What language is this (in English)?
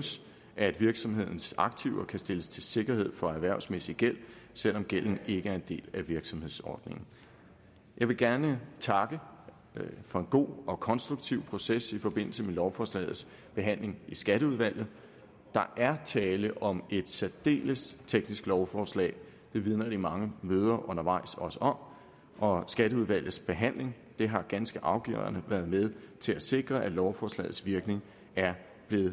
Danish